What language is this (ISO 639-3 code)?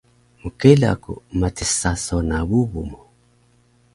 trv